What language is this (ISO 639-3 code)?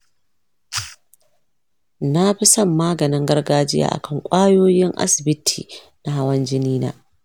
hau